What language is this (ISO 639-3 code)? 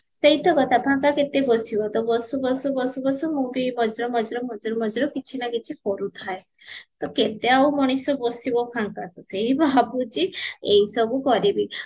ori